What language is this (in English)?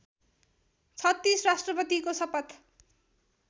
Nepali